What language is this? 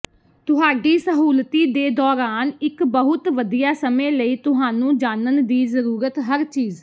Punjabi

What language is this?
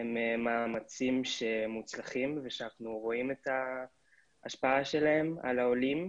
Hebrew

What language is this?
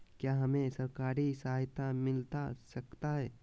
Magahi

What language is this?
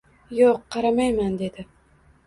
Uzbek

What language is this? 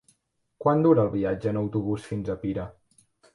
Catalan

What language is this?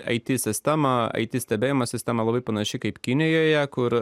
Lithuanian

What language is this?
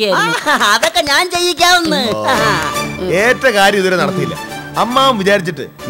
Malayalam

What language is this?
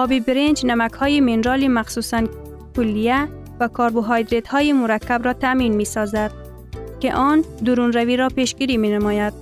Persian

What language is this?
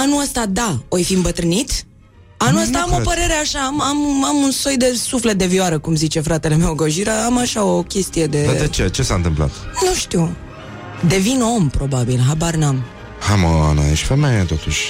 Romanian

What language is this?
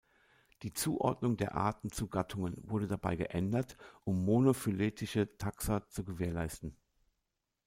German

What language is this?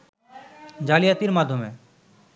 Bangla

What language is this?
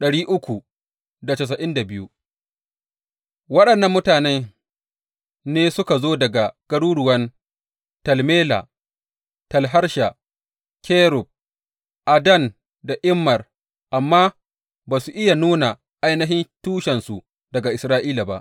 Hausa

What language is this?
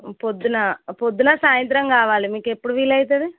Telugu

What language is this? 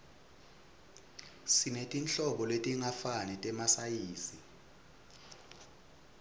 Swati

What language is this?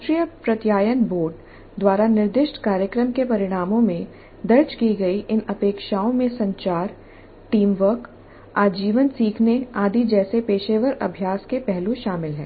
Hindi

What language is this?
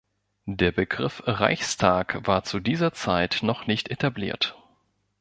German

